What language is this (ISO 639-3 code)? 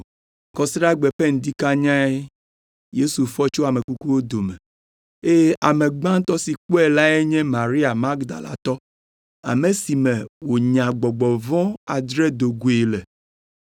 ewe